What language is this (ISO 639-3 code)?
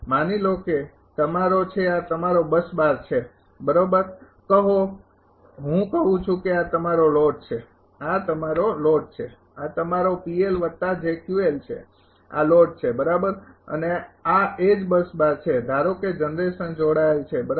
guj